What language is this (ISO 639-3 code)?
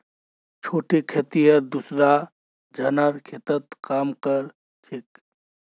mag